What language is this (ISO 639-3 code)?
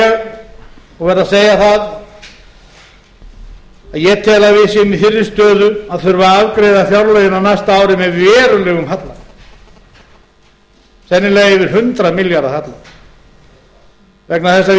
isl